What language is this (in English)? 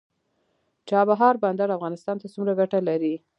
Pashto